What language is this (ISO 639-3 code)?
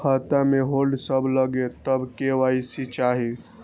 mai